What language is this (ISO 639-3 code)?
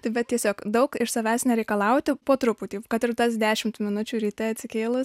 lit